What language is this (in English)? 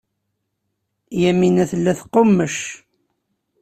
Kabyle